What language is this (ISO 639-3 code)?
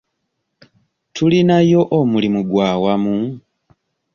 lug